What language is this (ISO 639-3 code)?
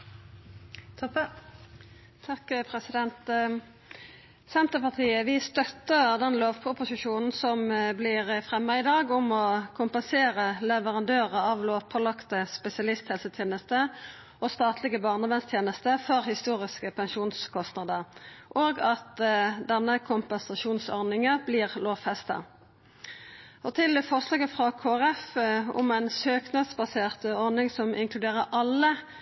nno